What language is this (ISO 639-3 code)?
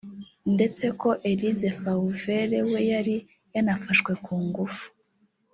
kin